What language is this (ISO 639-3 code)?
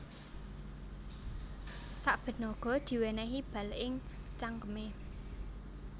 jav